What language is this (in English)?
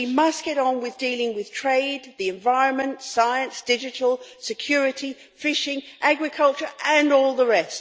English